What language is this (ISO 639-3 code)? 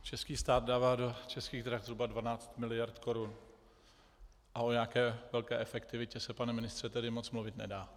ces